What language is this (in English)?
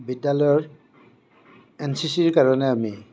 Assamese